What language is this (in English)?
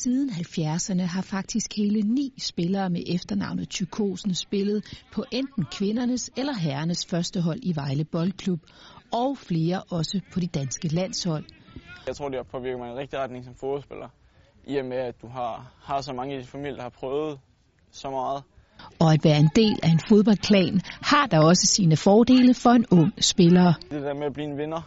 Danish